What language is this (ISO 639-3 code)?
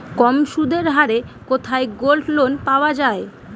ben